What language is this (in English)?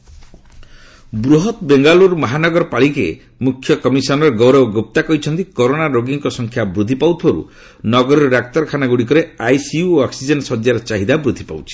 Odia